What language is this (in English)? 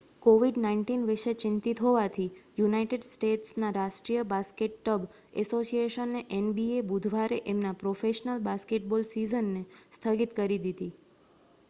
Gujarati